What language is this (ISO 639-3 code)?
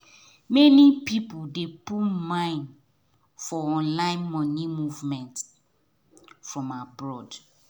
pcm